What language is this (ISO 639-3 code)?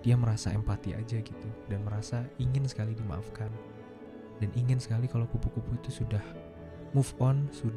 ind